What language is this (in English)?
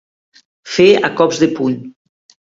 Catalan